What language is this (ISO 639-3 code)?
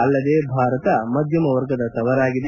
kan